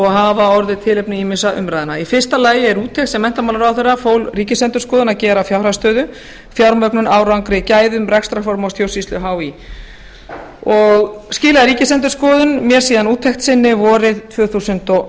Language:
Icelandic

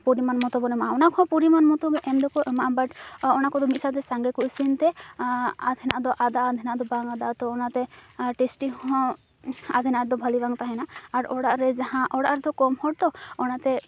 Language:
Santali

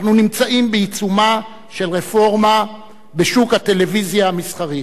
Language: Hebrew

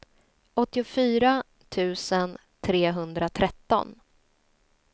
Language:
Swedish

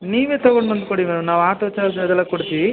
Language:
Kannada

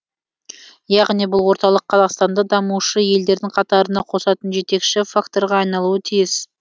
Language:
Kazakh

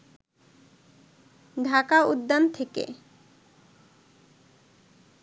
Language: Bangla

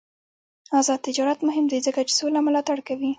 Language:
Pashto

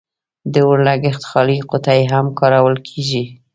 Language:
Pashto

